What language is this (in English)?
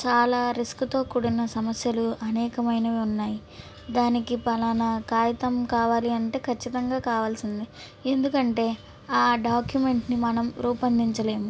Telugu